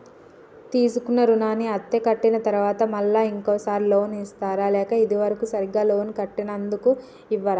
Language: Telugu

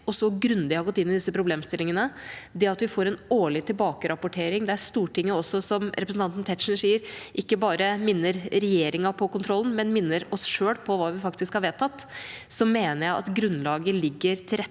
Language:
Norwegian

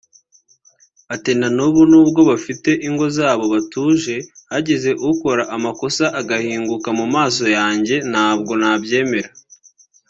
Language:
Kinyarwanda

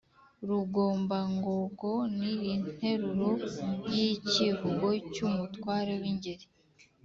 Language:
Kinyarwanda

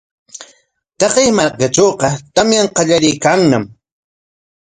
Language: Corongo Ancash Quechua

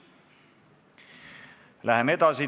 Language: Estonian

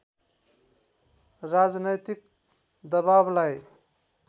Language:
Nepali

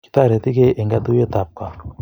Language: Kalenjin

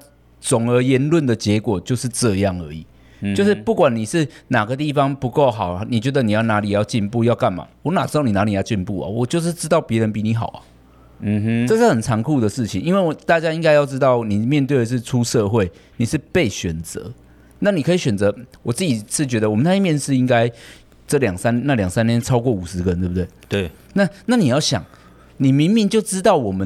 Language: Chinese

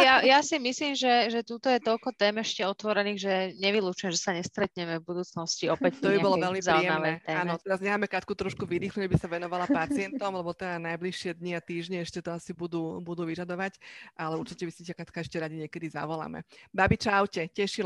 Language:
Slovak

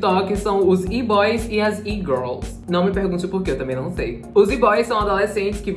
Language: Portuguese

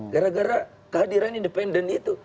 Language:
Indonesian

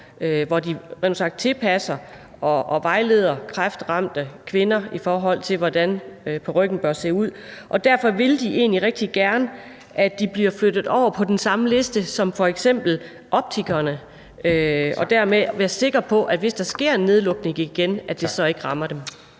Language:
Danish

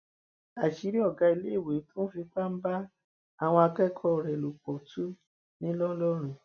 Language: Yoruba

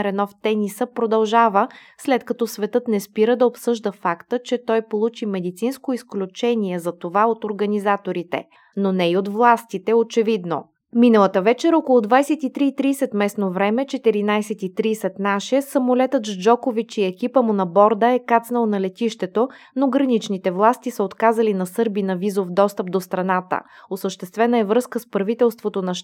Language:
Bulgarian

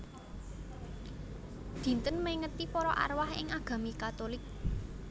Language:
Javanese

